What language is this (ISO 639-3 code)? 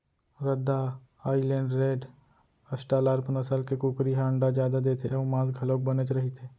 hne